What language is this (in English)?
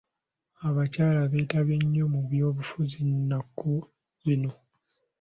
Ganda